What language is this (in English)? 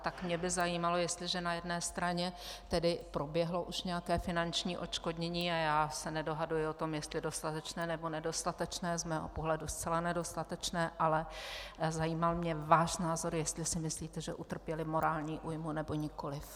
Czech